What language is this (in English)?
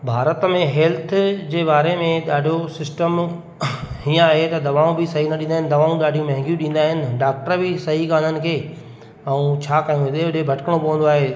Sindhi